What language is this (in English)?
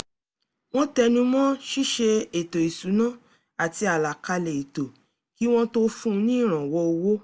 Yoruba